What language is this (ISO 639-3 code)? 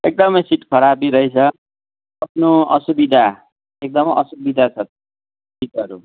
nep